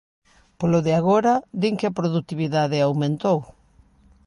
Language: Galician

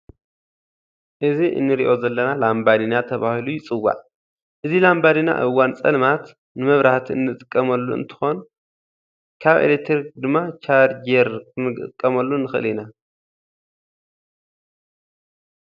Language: Tigrinya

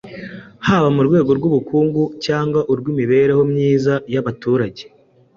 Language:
Kinyarwanda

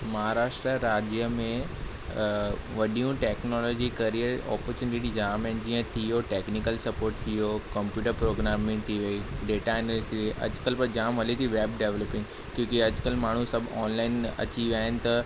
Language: Sindhi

